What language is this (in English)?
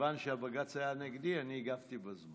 Hebrew